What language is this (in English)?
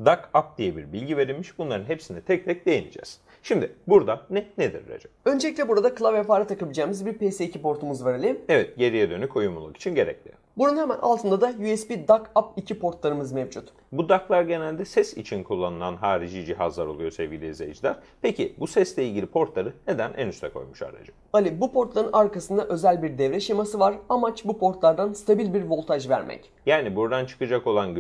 Turkish